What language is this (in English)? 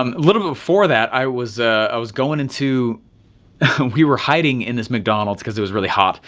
English